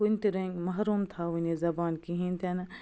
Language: Kashmiri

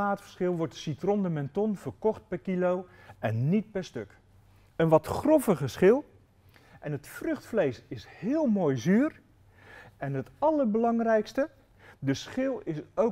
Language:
Dutch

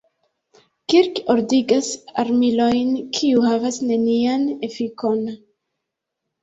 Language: Esperanto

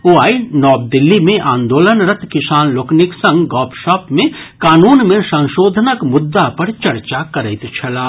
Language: Maithili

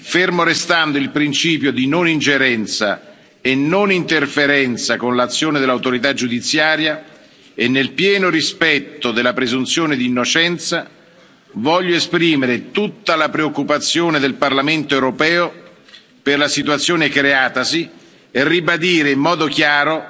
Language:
Italian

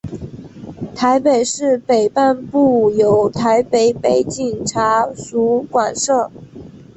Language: Chinese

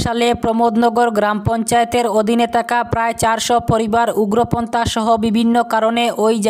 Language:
Romanian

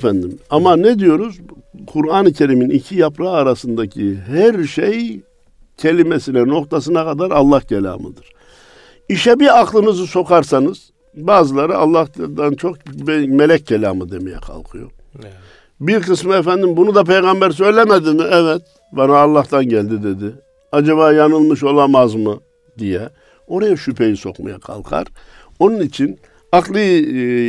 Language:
Turkish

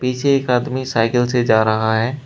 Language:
Hindi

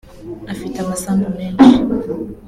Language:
Kinyarwanda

